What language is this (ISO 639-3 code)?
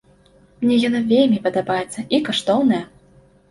bel